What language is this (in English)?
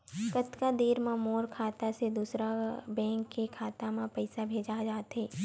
Chhattisgarhi